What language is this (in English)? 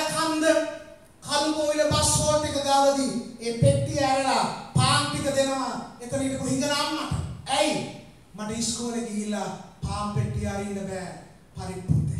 Indonesian